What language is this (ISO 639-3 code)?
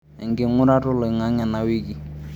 mas